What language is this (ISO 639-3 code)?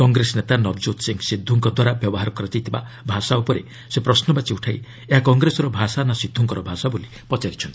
ori